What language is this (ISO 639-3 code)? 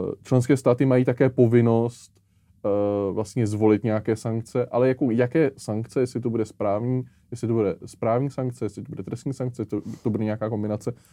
ces